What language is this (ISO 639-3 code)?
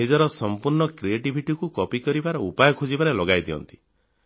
ori